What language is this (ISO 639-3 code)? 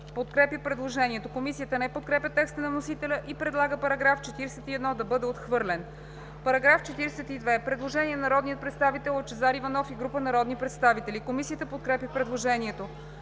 bul